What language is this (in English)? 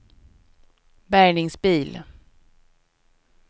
Swedish